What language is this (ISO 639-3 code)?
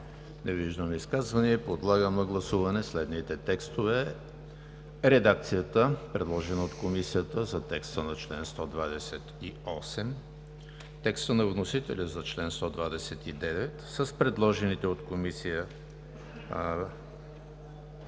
bul